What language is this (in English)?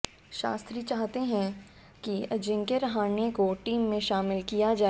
Hindi